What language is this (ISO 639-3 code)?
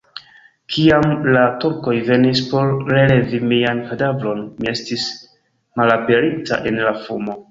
epo